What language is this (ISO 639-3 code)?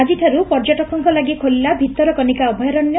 ori